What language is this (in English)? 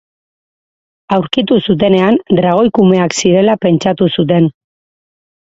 Basque